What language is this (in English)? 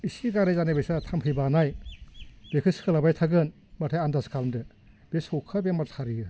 Bodo